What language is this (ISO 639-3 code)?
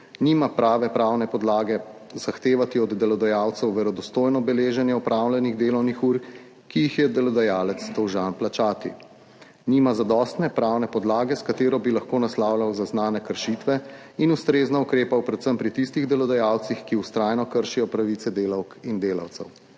slv